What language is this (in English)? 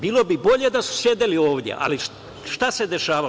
Serbian